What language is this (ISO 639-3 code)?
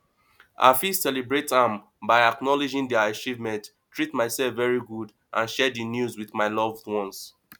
pcm